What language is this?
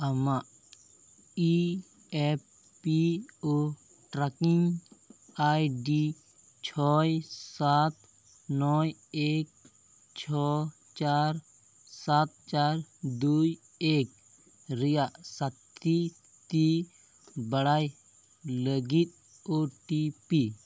Santali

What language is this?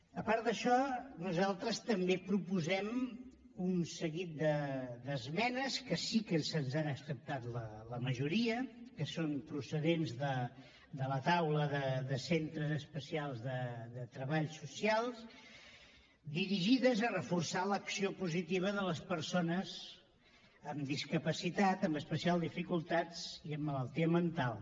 Catalan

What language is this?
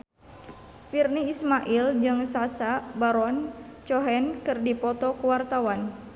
Sundanese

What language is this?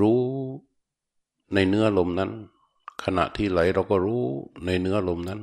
Thai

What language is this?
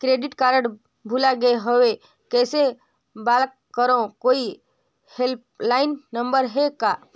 Chhattisgarhi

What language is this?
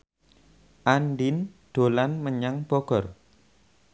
Javanese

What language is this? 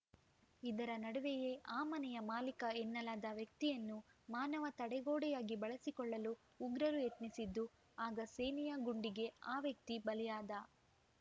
Kannada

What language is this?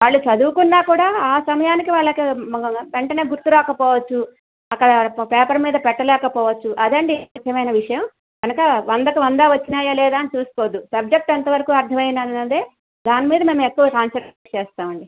Telugu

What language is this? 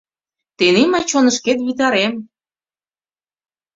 Mari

